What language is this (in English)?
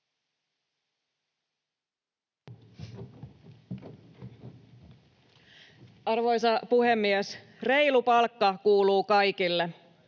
Finnish